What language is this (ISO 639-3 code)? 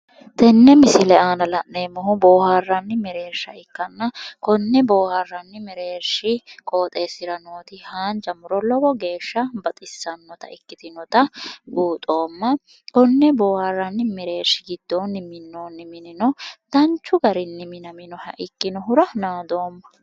sid